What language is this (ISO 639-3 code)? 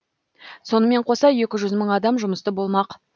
kaz